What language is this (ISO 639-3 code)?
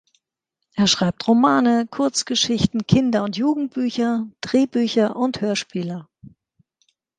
deu